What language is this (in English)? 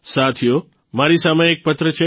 Gujarati